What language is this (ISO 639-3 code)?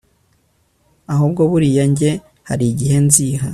kin